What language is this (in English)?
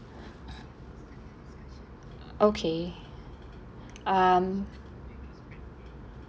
English